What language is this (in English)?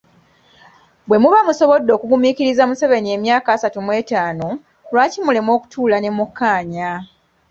Ganda